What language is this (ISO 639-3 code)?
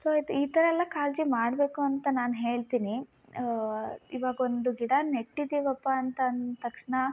kan